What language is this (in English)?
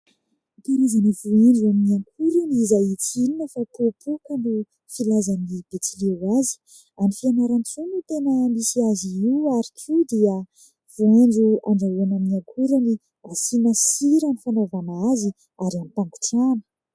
Malagasy